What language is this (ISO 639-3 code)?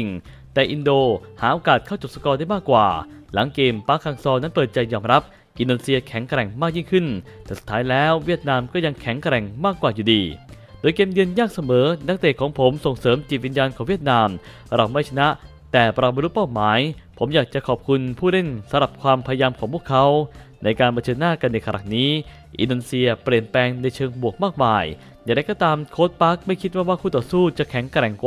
tha